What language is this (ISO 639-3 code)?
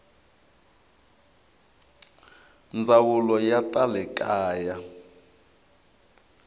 tso